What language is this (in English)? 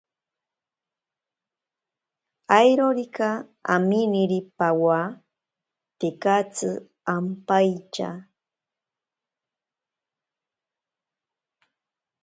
Ashéninka Perené